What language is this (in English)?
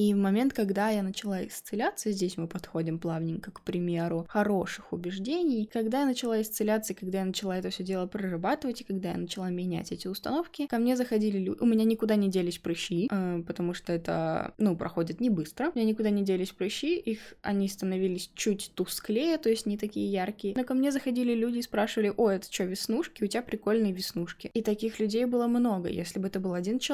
Russian